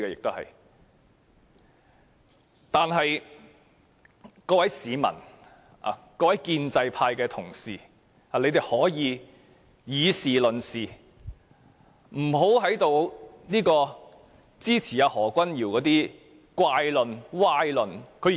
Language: Cantonese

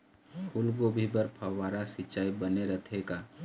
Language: Chhattisgarhi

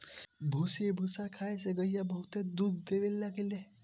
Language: Bhojpuri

